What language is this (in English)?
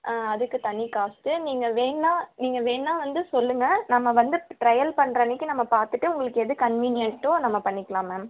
Tamil